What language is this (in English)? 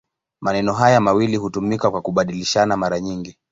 Swahili